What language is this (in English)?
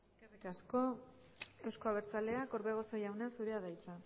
Basque